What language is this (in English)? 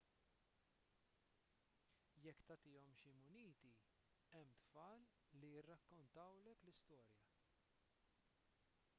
Maltese